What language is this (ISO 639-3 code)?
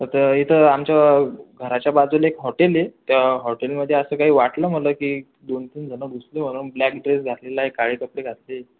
mar